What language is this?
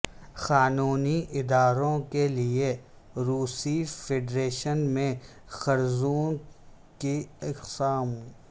Urdu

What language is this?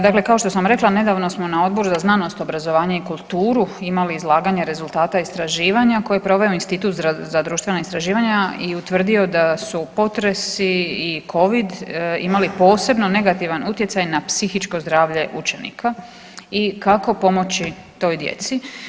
Croatian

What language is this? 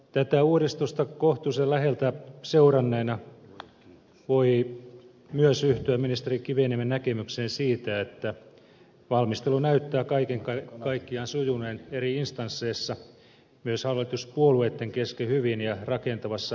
Finnish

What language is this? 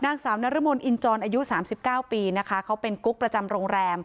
Thai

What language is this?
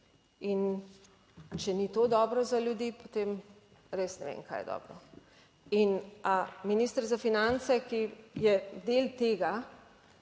Slovenian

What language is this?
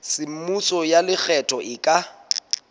Southern Sotho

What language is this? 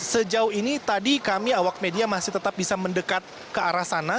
Indonesian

